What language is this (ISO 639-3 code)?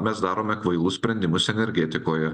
lit